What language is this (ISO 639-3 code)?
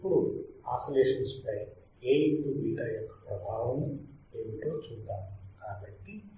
tel